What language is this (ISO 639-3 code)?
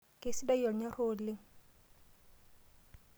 mas